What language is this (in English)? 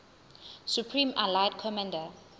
Zulu